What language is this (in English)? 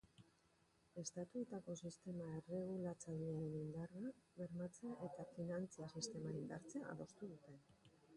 Basque